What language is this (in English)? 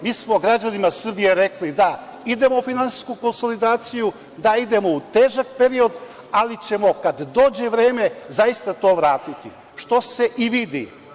Serbian